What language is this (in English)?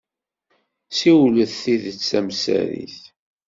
Kabyle